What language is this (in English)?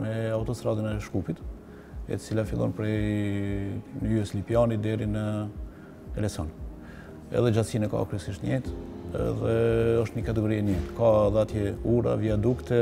Romanian